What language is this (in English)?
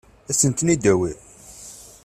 Kabyle